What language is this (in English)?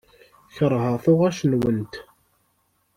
Kabyle